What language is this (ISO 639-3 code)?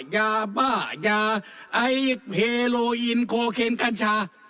tha